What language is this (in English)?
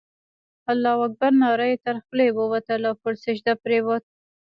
Pashto